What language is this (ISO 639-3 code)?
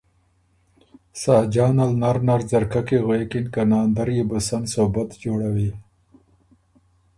oru